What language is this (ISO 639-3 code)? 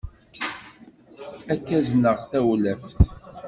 kab